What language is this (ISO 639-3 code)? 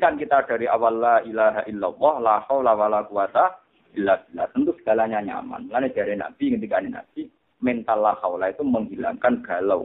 msa